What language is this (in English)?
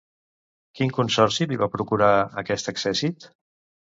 Catalan